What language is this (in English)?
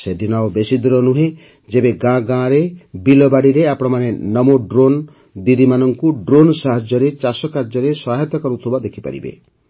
Odia